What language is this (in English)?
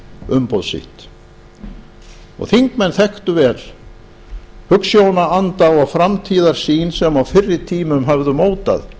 Icelandic